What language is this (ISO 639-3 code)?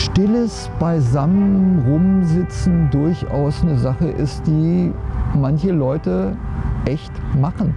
deu